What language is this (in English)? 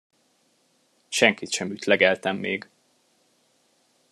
Hungarian